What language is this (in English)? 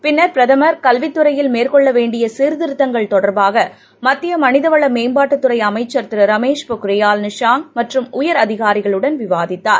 Tamil